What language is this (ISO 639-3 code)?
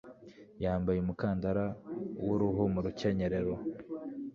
kin